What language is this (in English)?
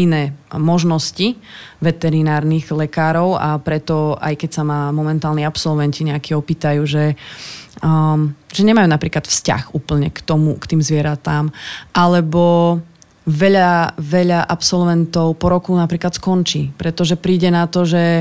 Slovak